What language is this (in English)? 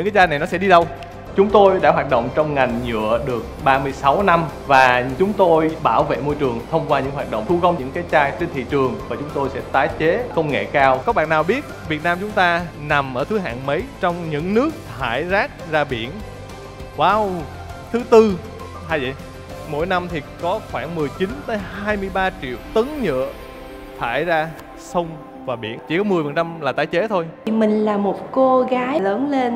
Vietnamese